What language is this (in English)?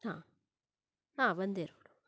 Kannada